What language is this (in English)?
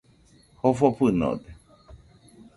Nüpode Huitoto